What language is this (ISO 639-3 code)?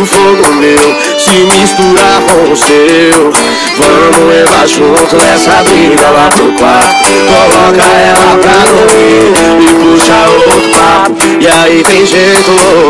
tur